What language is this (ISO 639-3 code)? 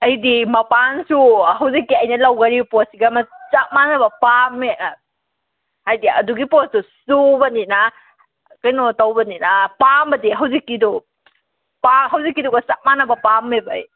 mni